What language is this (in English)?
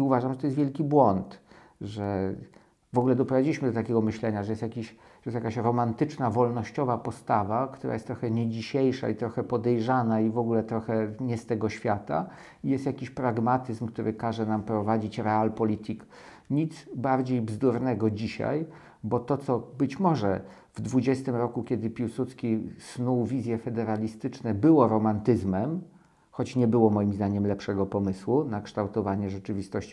Polish